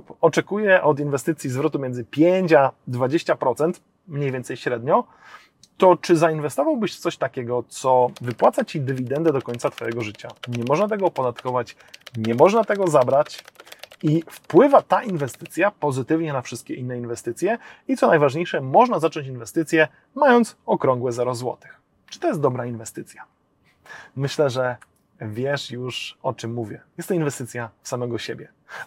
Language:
Polish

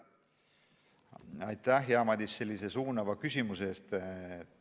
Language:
Estonian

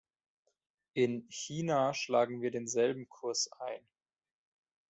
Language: German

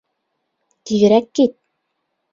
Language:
Bashkir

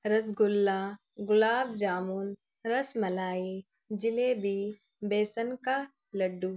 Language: Urdu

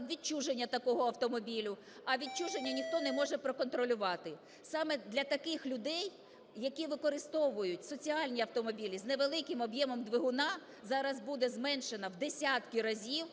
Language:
Ukrainian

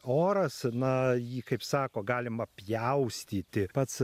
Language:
Lithuanian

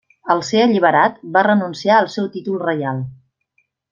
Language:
Catalan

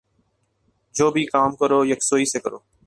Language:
Urdu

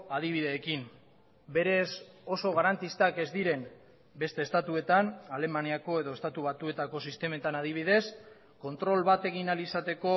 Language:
Basque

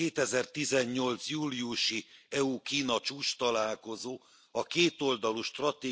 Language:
Hungarian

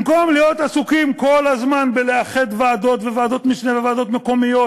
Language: Hebrew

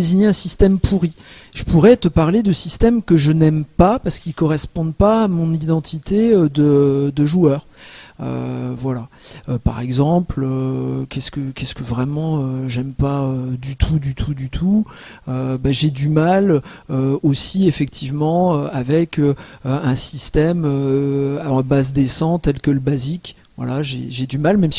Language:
French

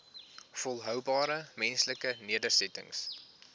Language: Afrikaans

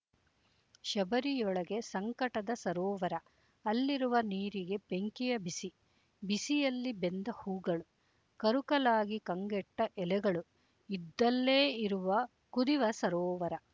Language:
Kannada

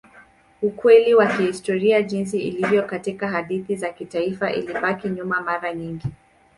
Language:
Swahili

